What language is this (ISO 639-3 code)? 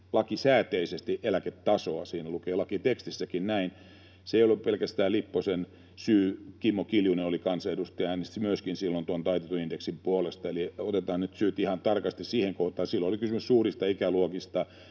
fin